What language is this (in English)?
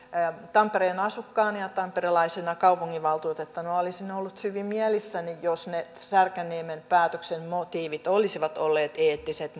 Finnish